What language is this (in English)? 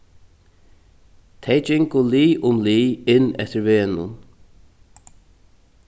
Faroese